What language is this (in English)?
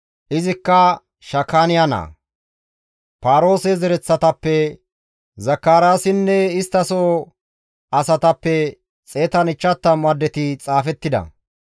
Gamo